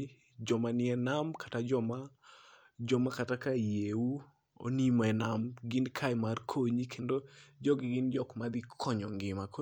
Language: Luo (Kenya and Tanzania)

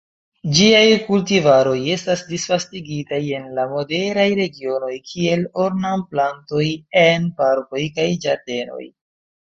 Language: Esperanto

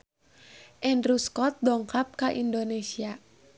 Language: Sundanese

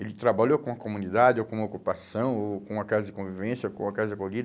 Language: Portuguese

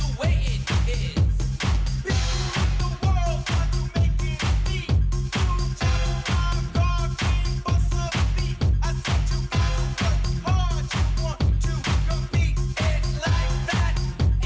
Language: Icelandic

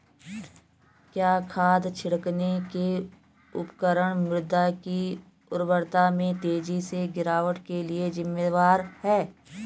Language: Hindi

